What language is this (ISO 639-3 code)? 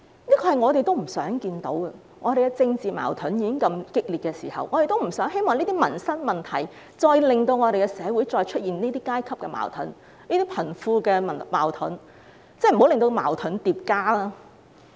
yue